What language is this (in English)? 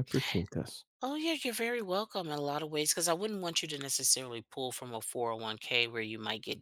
English